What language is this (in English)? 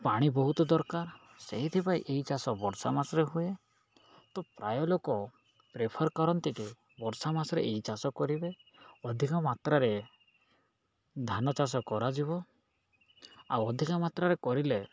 Odia